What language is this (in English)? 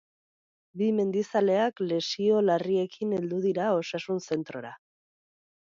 Basque